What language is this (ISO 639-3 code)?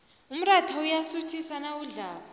nbl